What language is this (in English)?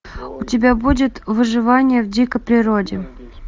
Russian